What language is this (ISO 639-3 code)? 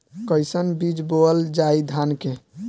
bho